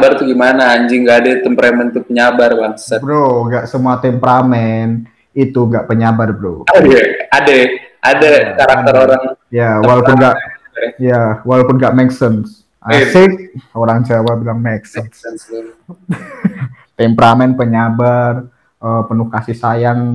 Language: Indonesian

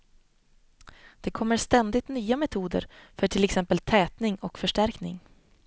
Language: Swedish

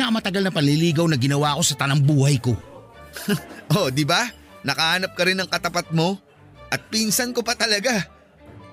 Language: Filipino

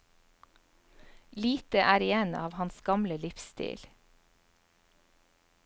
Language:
Norwegian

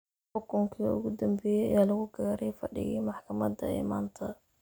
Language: Somali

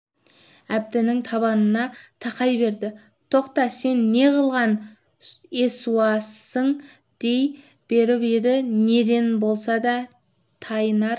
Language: Kazakh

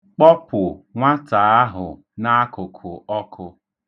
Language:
Igbo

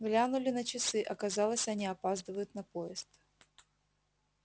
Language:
Russian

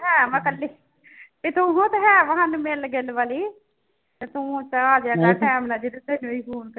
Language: Punjabi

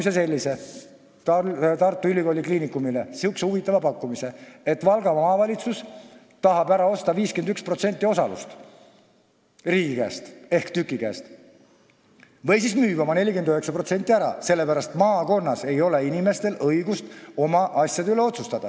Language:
Estonian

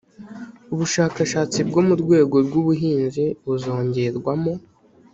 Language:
Kinyarwanda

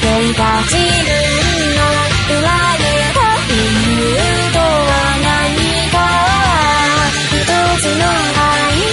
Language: Indonesian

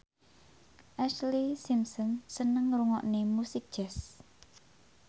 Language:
Javanese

